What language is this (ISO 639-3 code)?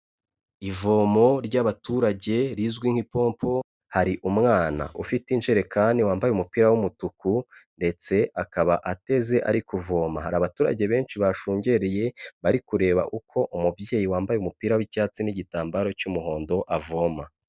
kin